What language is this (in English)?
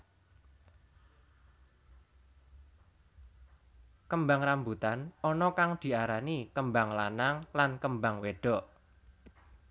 Javanese